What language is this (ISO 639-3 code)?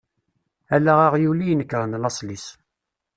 kab